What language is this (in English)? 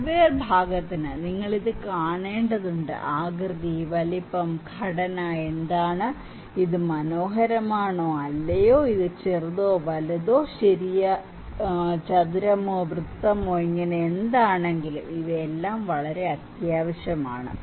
Malayalam